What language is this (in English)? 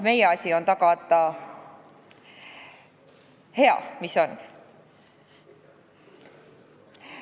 Estonian